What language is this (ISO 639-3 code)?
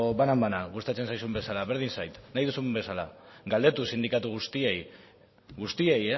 eus